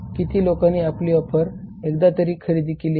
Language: Marathi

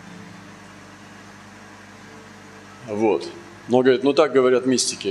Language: Russian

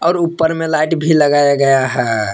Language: Hindi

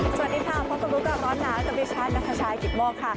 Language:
Thai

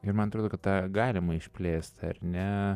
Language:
Lithuanian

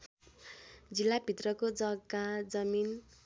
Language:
Nepali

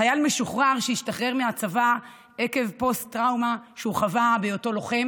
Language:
Hebrew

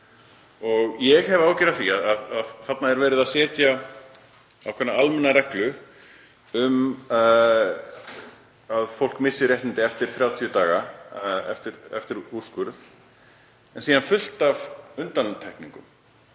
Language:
Icelandic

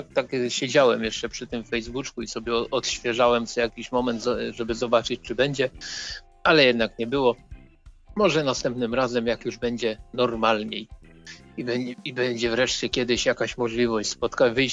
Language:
Polish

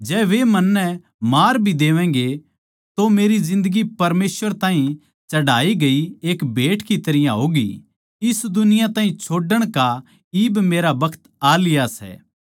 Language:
Haryanvi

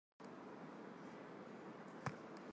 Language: Armenian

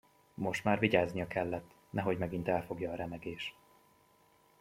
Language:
Hungarian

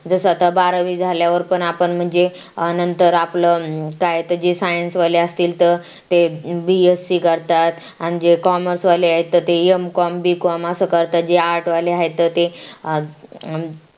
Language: Marathi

